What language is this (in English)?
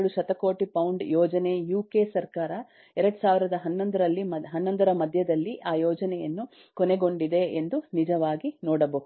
Kannada